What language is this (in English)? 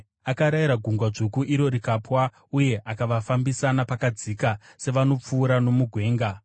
Shona